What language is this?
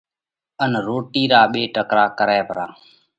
Parkari Koli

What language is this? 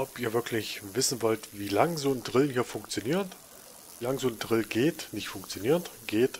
German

